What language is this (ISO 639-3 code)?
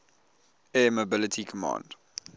eng